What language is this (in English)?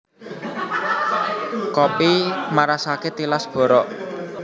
Javanese